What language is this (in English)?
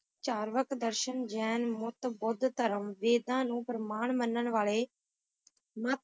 Punjabi